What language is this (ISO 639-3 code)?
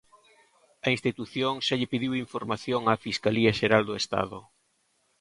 glg